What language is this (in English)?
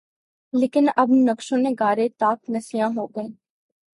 Urdu